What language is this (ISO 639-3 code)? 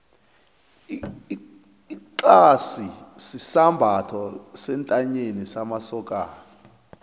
nbl